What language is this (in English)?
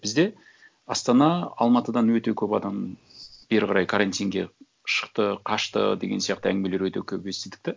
Kazakh